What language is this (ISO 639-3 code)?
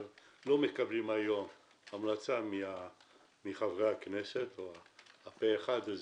heb